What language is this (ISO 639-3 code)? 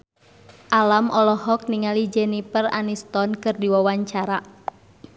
sun